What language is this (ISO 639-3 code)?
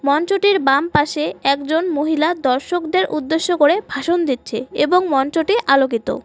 ben